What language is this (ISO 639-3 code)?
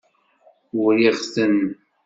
kab